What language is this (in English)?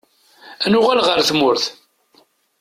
Kabyle